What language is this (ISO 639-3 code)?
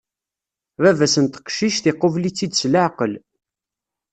kab